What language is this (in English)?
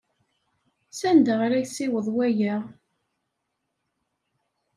Kabyle